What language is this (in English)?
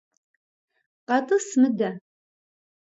Kabardian